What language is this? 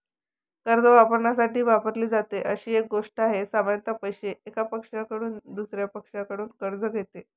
Marathi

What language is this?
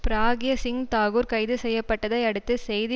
Tamil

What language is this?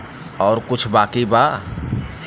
Bhojpuri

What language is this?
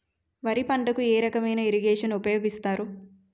Telugu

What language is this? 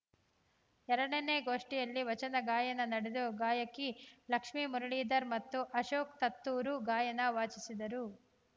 Kannada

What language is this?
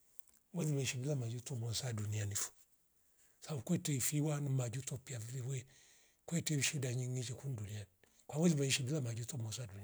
Rombo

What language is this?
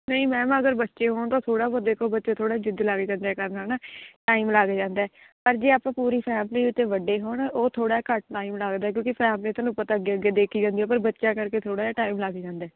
Punjabi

